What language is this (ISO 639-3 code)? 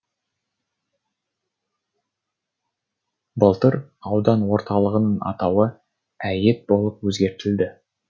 kaz